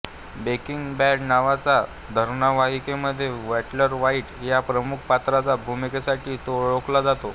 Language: Marathi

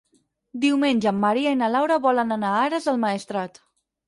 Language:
Catalan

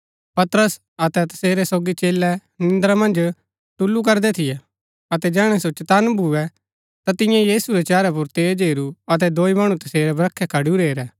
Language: Gaddi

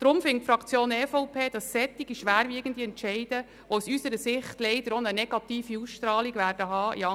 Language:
Swiss German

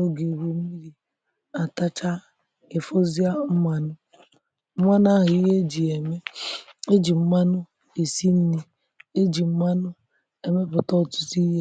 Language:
Igbo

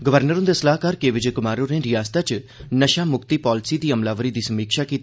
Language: Dogri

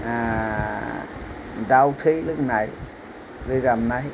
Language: Bodo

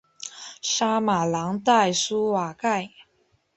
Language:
Chinese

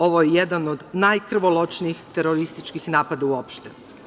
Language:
Serbian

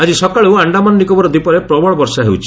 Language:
Odia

